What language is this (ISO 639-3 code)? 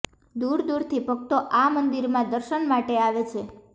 guj